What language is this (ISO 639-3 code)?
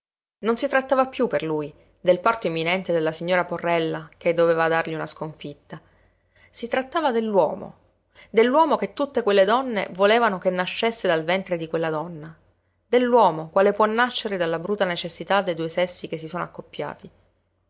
ita